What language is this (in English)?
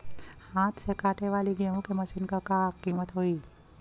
Bhojpuri